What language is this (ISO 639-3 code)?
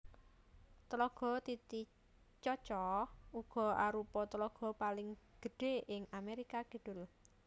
jav